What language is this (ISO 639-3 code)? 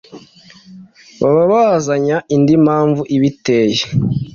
kin